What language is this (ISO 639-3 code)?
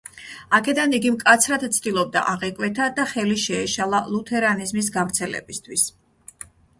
kat